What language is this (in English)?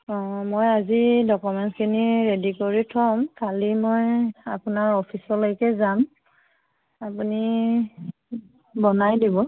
Assamese